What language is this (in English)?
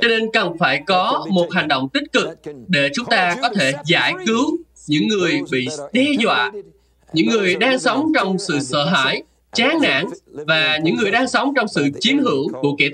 Vietnamese